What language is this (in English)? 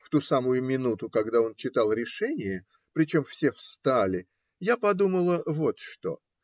Russian